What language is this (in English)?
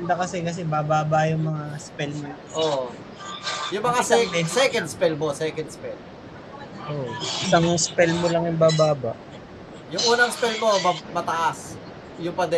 Filipino